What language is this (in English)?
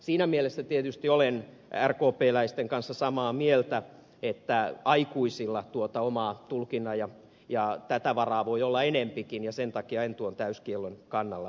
Finnish